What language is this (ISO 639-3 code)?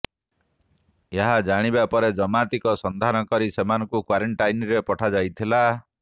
ori